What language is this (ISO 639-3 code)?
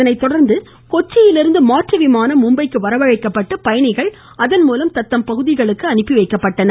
tam